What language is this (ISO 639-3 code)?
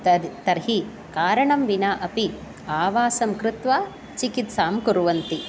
san